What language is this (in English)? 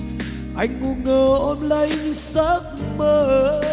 Vietnamese